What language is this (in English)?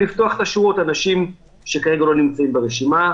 Hebrew